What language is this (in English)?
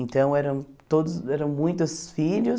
Portuguese